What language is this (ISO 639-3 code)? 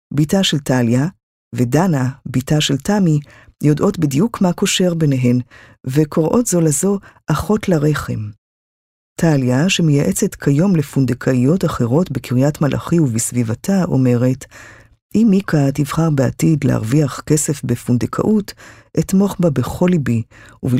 heb